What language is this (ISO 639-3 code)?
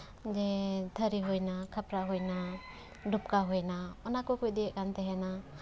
sat